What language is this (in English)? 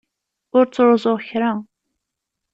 Kabyle